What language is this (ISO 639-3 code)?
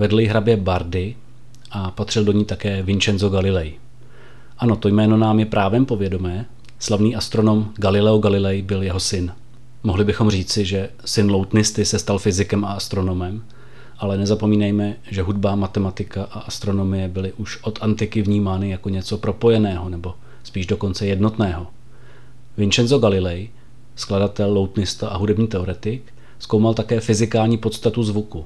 ces